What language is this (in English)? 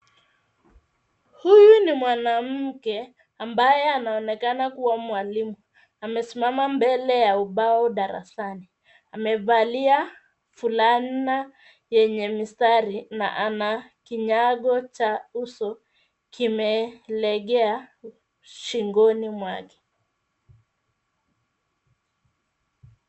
Swahili